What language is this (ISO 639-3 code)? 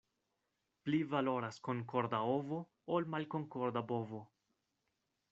epo